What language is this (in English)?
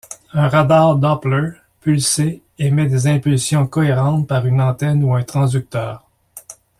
French